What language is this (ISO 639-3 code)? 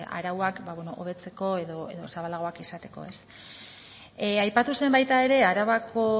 eus